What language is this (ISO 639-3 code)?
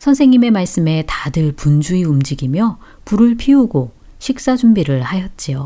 kor